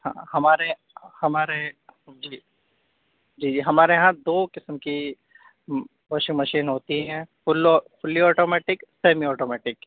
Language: Urdu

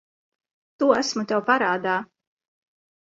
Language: Latvian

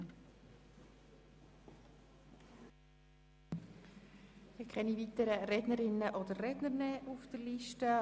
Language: Swiss German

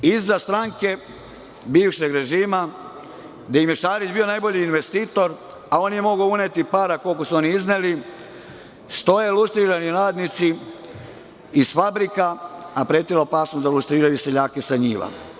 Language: Serbian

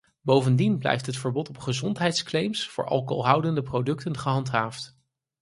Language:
Dutch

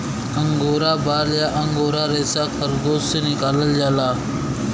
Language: Bhojpuri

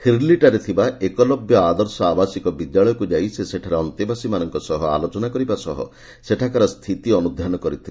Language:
Odia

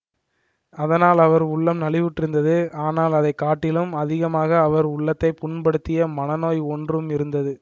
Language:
Tamil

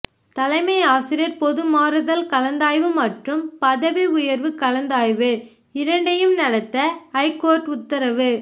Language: Tamil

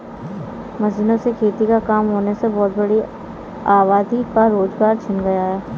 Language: Hindi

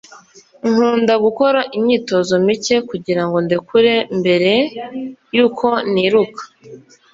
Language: Kinyarwanda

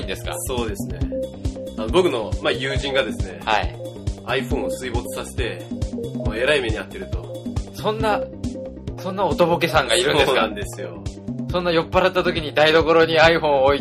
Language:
Japanese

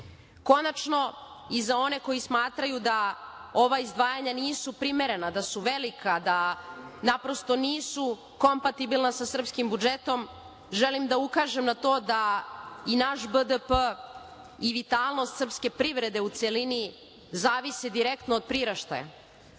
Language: Serbian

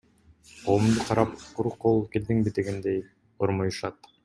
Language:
Kyrgyz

